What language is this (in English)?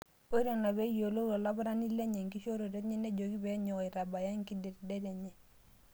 Masai